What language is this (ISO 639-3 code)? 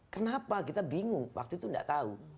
ind